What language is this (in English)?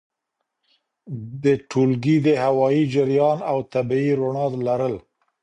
Pashto